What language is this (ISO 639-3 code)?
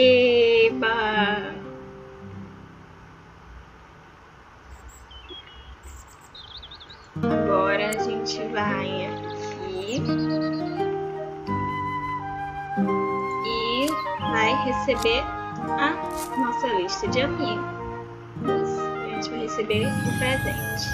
por